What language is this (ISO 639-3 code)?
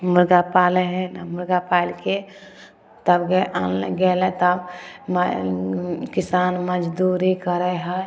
mai